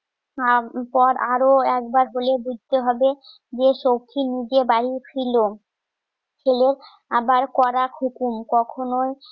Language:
Bangla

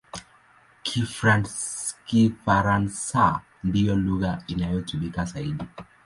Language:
Swahili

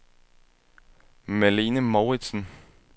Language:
Danish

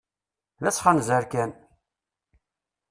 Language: Kabyle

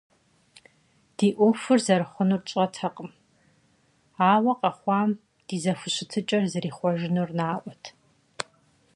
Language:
Kabardian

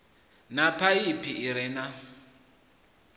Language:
Venda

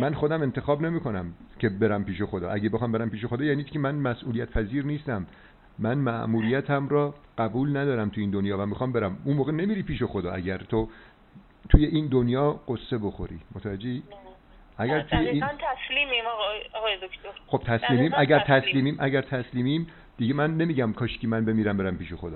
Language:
Persian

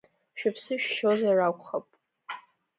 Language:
Abkhazian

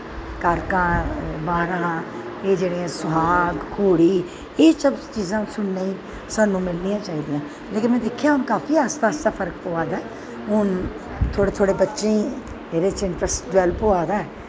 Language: Dogri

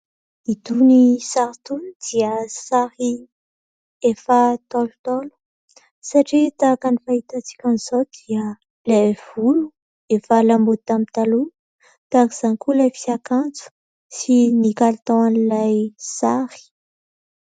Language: Malagasy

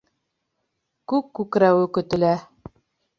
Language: Bashkir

